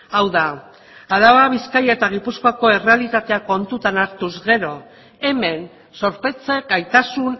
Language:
Basque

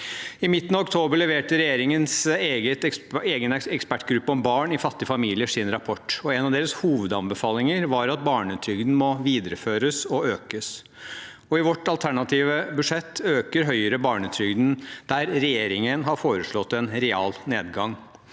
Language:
Norwegian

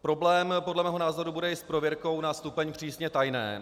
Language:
Czech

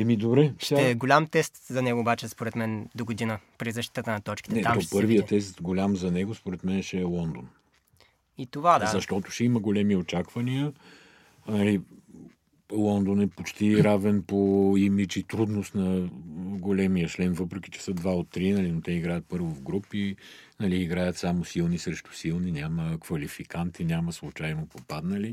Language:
Bulgarian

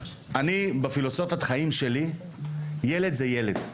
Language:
Hebrew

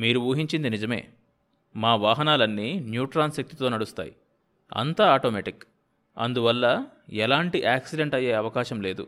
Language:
Telugu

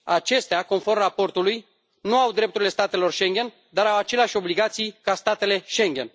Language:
Romanian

